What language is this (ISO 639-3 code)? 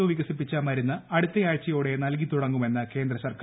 mal